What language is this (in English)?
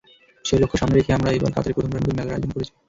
Bangla